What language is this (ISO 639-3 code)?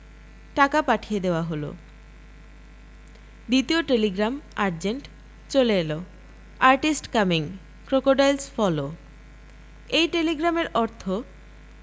ben